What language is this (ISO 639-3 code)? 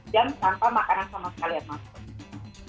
ind